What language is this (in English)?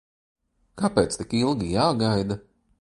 Latvian